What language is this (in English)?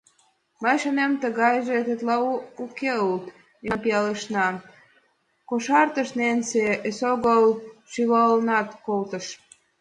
Mari